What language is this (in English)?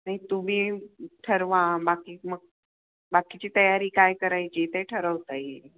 Marathi